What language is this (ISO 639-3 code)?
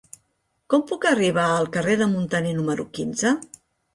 cat